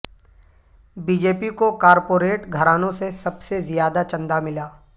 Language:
Urdu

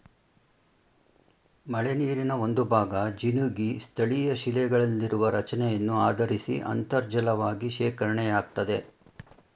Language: Kannada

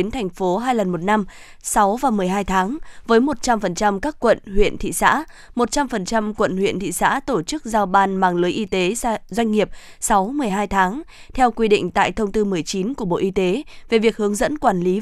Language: Vietnamese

